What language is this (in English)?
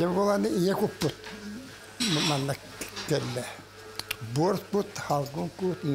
Arabic